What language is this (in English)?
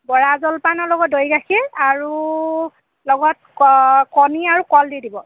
Assamese